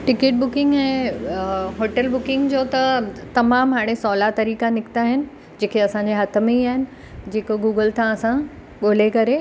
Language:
Sindhi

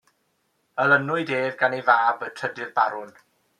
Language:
Welsh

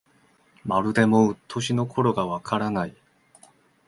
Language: Japanese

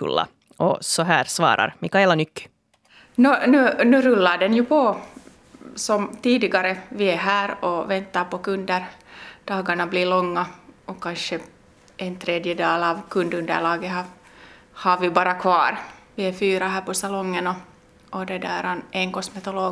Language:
Swedish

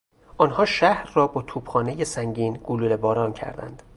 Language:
Persian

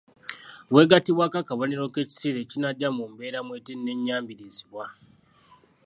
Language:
Ganda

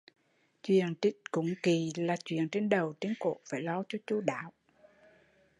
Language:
Vietnamese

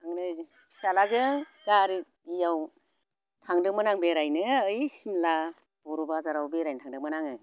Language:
Bodo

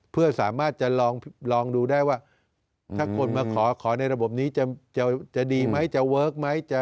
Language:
Thai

